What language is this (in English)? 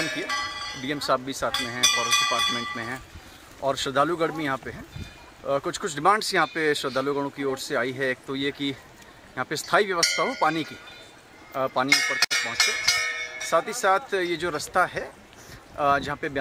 Hindi